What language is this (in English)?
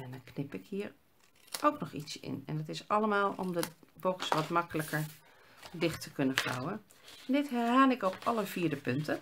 Dutch